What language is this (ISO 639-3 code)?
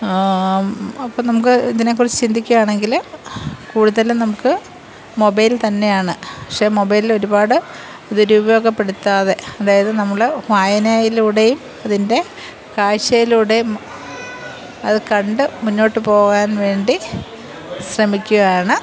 mal